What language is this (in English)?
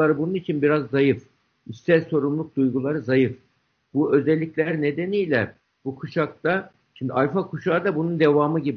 Turkish